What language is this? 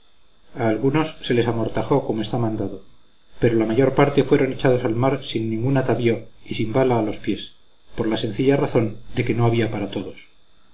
Spanish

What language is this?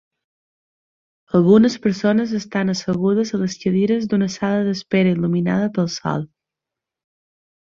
Catalan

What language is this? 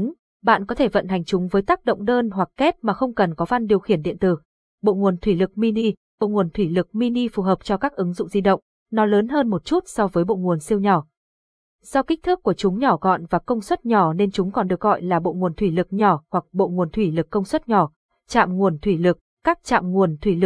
Vietnamese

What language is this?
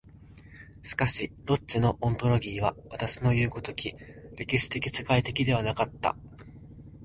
Japanese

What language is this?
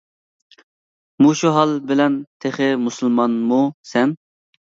Uyghur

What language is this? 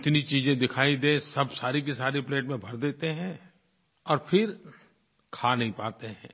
Hindi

